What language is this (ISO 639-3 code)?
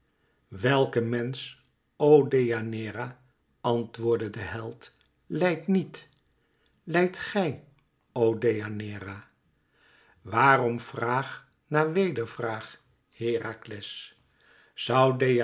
nld